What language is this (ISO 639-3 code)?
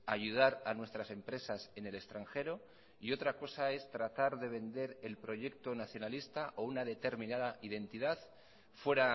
spa